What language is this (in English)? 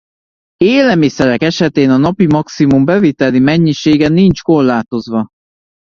Hungarian